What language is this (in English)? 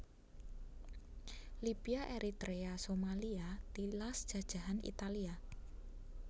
Javanese